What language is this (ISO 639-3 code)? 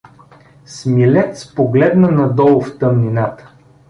bul